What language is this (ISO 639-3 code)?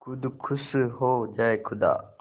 hin